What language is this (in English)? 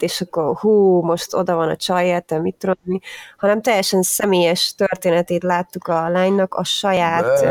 Hungarian